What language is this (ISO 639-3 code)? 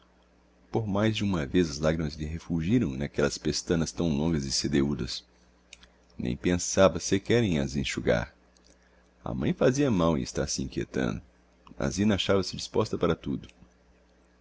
por